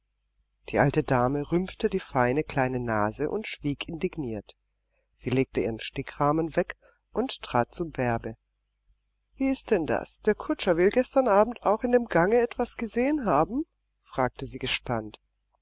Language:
German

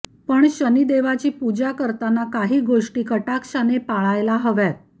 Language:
Marathi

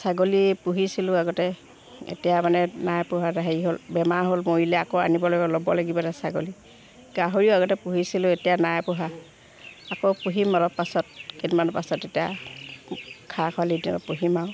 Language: Assamese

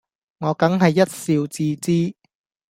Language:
Cantonese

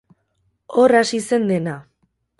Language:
Basque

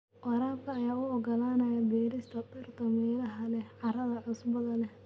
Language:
Somali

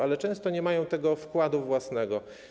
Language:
Polish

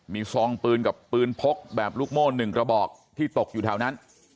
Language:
Thai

